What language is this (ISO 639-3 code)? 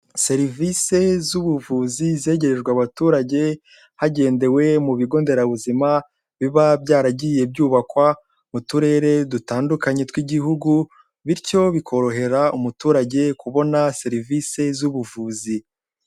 kin